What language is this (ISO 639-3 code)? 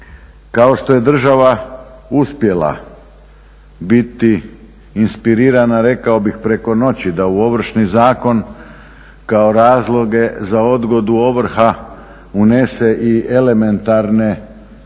hrv